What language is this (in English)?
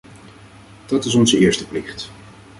Dutch